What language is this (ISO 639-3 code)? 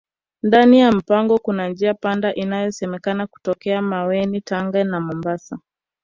swa